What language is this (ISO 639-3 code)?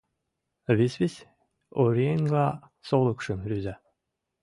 chm